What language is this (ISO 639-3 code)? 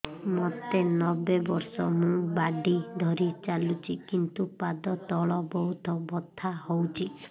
ori